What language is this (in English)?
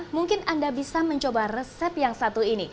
Indonesian